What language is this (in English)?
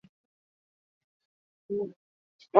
Basque